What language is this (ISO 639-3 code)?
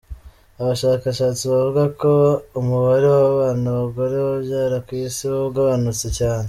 kin